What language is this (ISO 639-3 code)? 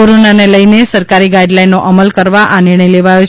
guj